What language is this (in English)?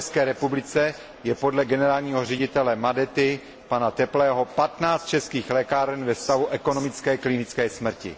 Czech